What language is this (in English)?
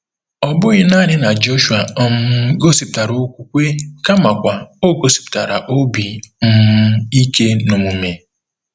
Igbo